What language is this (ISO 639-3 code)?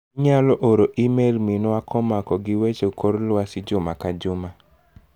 luo